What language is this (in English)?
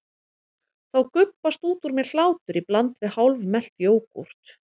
Icelandic